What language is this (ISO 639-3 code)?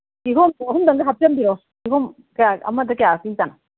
mni